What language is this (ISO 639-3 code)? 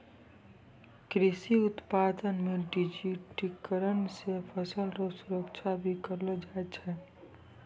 mai